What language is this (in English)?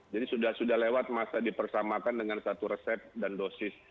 Indonesian